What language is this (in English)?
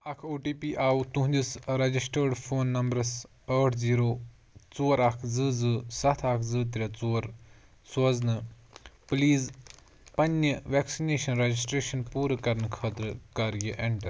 Kashmiri